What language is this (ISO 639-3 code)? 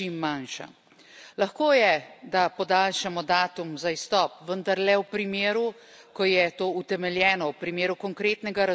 slv